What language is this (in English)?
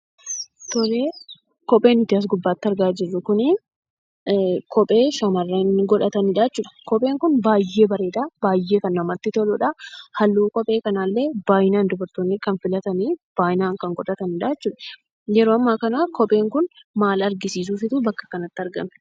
Oromo